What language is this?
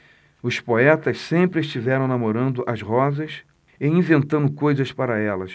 Portuguese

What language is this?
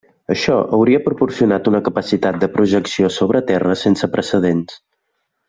Catalan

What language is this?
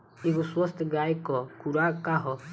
Bhojpuri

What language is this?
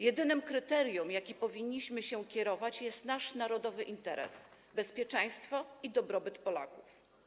Polish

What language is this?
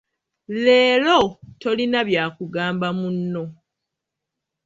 Ganda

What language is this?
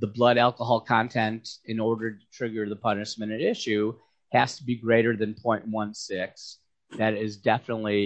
English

